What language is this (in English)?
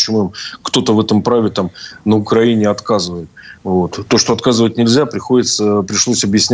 Russian